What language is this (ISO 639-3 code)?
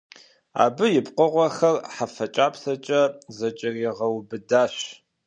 kbd